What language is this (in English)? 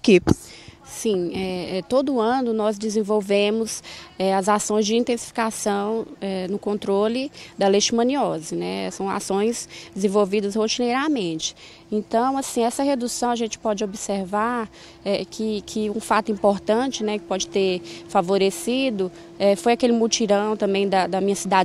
Portuguese